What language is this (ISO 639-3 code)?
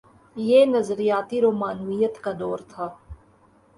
urd